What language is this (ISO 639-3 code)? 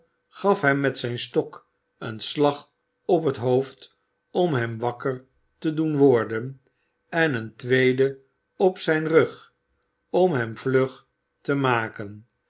nld